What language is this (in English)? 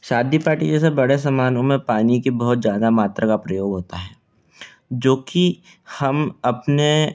Hindi